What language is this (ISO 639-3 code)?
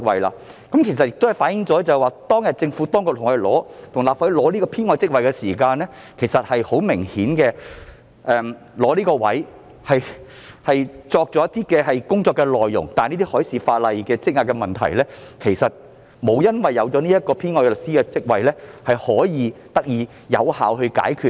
yue